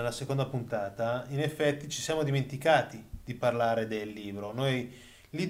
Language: Italian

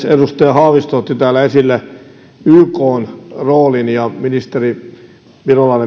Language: Finnish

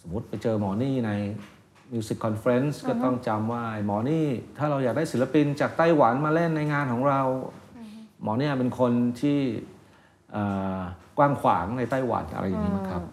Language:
Thai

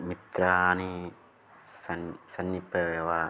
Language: Sanskrit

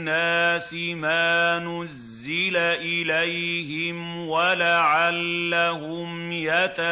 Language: Arabic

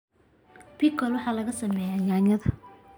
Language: Somali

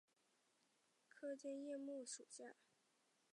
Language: Chinese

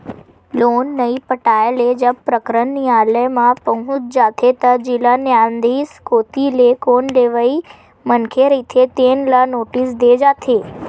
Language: Chhattisgarhi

